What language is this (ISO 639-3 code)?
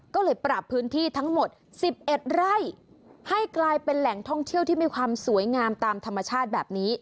tha